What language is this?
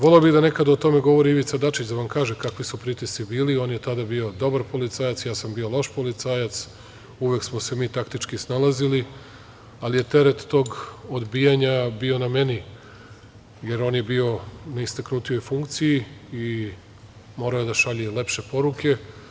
Serbian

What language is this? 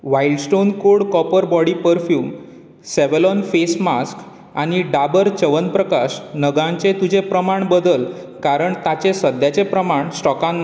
Konkani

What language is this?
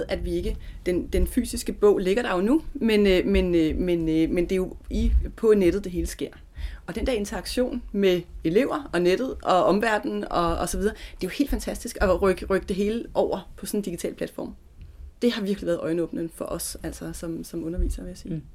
Danish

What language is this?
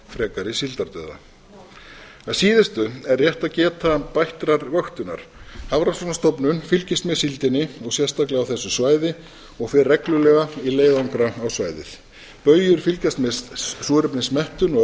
Icelandic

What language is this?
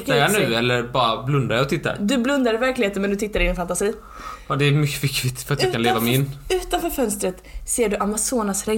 Swedish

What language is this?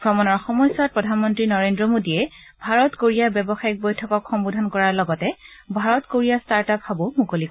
Assamese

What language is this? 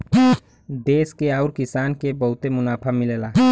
Bhojpuri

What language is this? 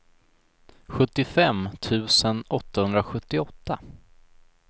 Swedish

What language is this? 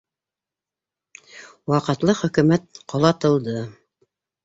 Bashkir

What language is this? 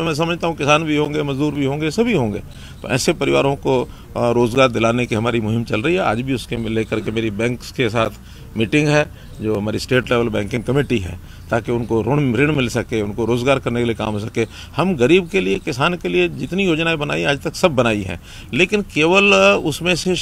Hindi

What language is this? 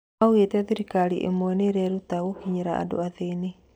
Kikuyu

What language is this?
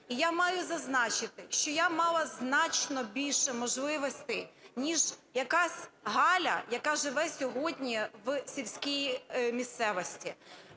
Ukrainian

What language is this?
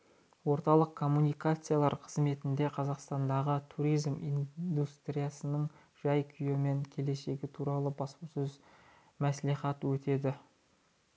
Kazakh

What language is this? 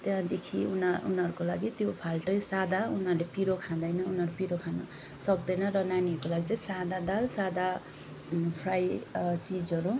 Nepali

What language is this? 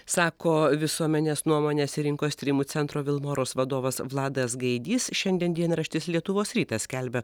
Lithuanian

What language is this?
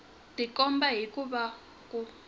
Tsonga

